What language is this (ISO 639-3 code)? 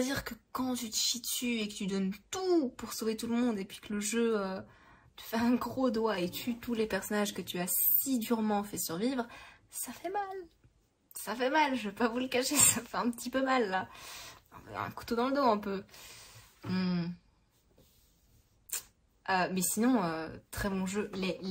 fra